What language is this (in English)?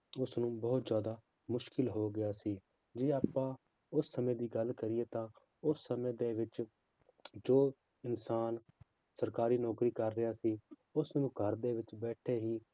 Punjabi